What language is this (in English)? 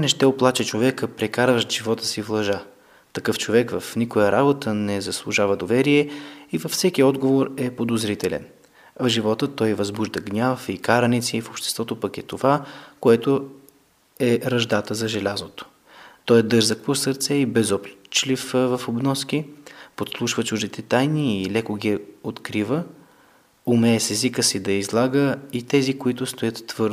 Bulgarian